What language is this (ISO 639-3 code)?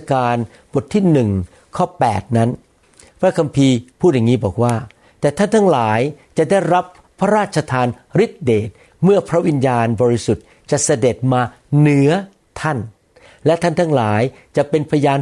tha